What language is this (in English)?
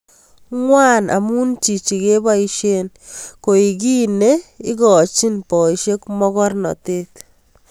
Kalenjin